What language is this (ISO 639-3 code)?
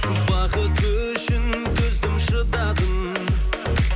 kaz